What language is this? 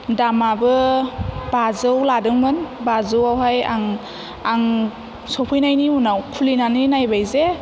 Bodo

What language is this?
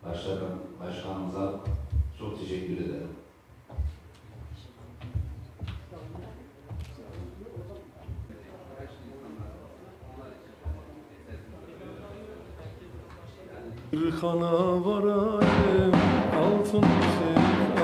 Turkish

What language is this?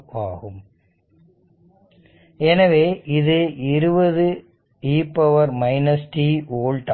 Tamil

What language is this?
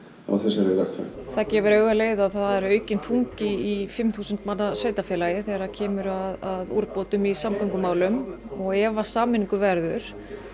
Icelandic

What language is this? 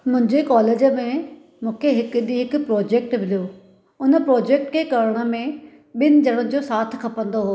Sindhi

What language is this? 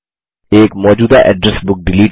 Hindi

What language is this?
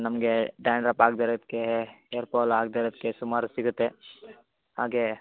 Kannada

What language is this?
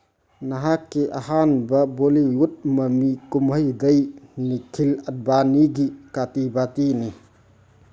Manipuri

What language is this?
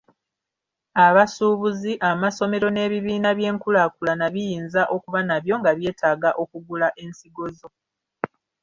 Ganda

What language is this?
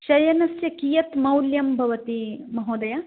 Sanskrit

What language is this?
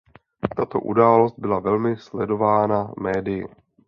Czech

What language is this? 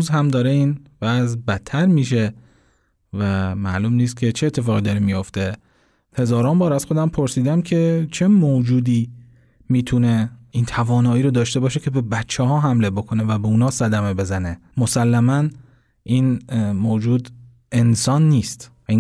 Persian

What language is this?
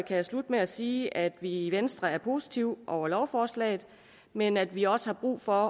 Danish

